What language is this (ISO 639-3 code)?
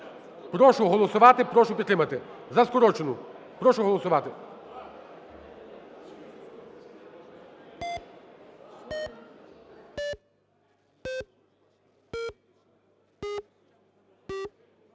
ukr